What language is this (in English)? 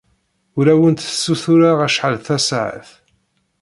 Kabyle